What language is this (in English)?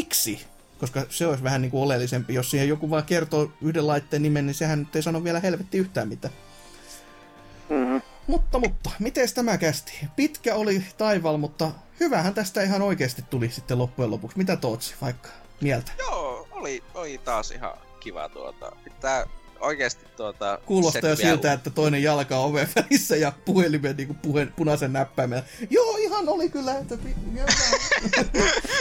Finnish